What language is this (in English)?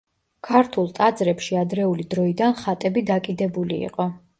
Georgian